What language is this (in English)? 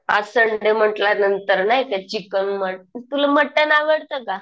Marathi